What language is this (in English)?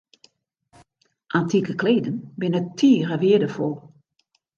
Western Frisian